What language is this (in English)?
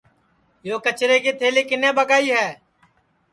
Sansi